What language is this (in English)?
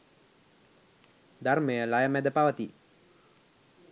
Sinhala